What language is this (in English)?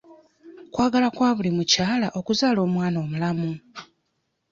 Ganda